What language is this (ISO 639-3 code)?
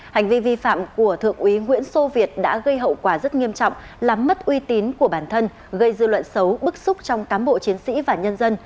vie